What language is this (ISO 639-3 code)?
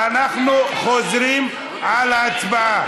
heb